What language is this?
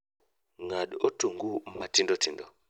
Luo (Kenya and Tanzania)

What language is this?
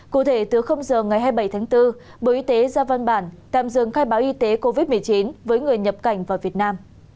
Vietnamese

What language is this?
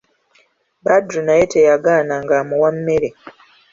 Ganda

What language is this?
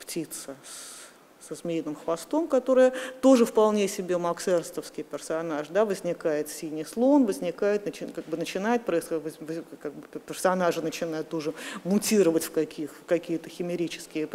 Russian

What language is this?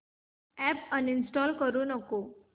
Marathi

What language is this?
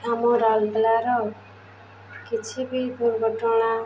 Odia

